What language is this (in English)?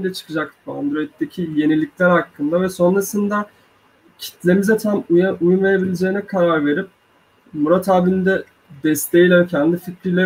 Turkish